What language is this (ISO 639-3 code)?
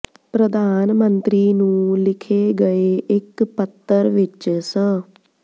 pan